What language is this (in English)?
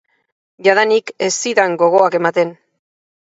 Basque